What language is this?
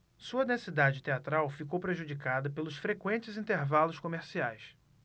Portuguese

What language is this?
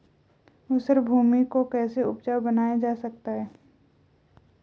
Hindi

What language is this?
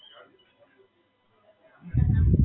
Gujarati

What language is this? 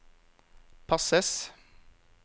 Norwegian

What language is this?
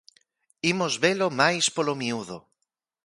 Galician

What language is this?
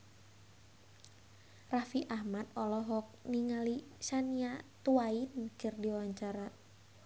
Sundanese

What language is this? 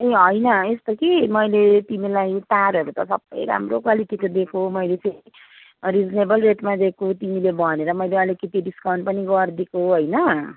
Nepali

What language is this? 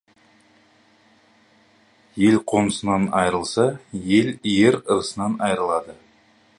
Kazakh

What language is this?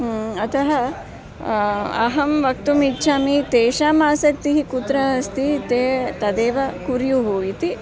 Sanskrit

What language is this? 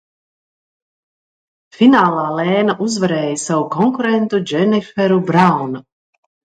Latvian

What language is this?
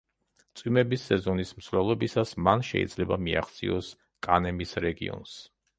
Georgian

